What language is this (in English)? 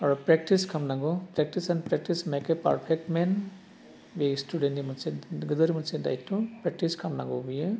Bodo